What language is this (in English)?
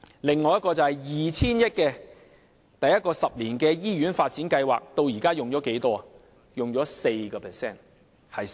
Cantonese